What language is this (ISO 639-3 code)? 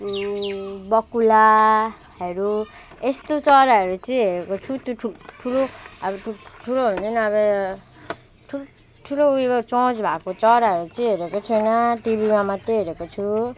nep